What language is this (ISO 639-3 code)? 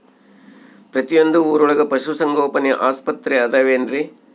kan